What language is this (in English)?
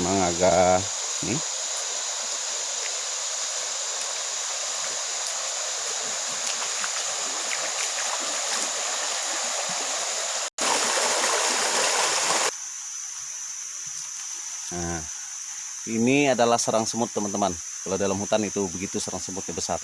Indonesian